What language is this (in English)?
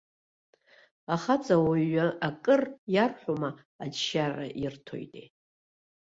Abkhazian